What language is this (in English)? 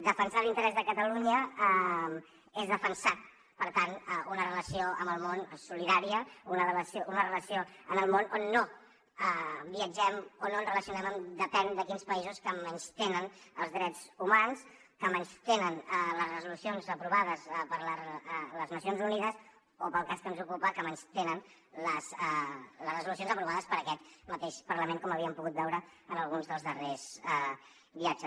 Catalan